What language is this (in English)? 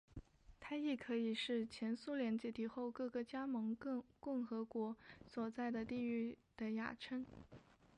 Chinese